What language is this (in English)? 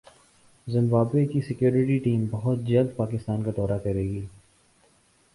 Urdu